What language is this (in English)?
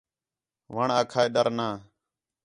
Khetrani